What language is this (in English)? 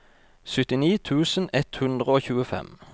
Norwegian